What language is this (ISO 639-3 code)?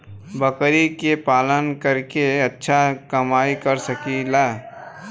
bho